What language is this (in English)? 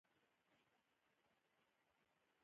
Pashto